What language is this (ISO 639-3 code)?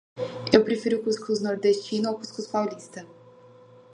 por